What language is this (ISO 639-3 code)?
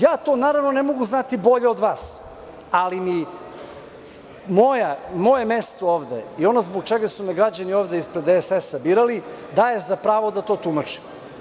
srp